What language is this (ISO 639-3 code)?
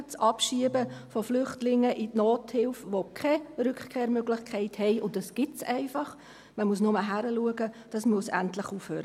gsw